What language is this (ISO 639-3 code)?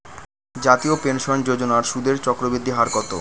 ben